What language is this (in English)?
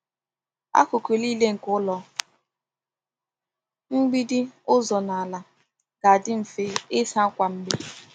Igbo